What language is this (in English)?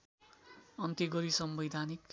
Nepali